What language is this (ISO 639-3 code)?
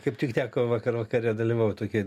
lit